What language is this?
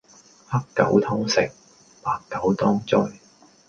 Cantonese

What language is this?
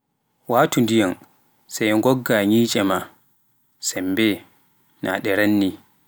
Pular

